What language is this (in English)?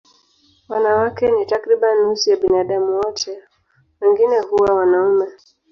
Swahili